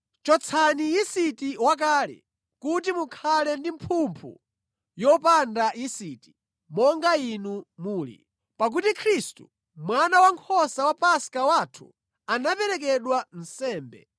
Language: Nyanja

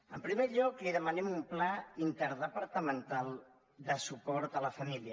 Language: Catalan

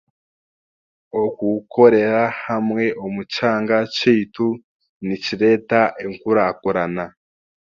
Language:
Chiga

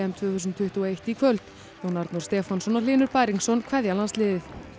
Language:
Icelandic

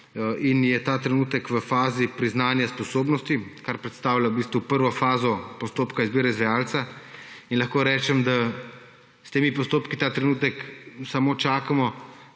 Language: Slovenian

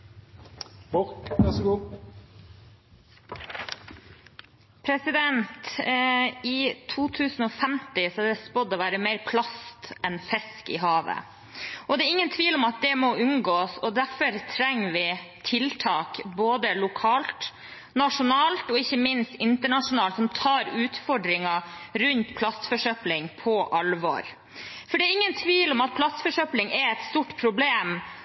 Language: Norwegian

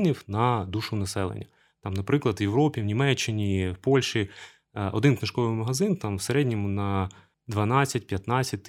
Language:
Ukrainian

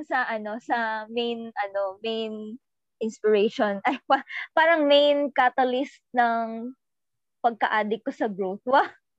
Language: Filipino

